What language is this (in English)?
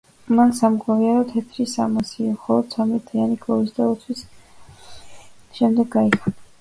Georgian